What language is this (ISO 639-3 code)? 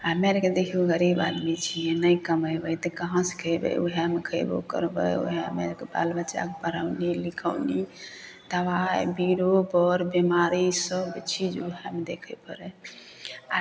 mai